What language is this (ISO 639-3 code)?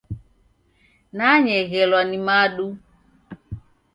dav